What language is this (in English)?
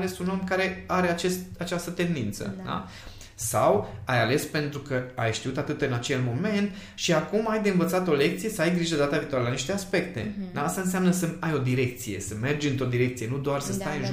Romanian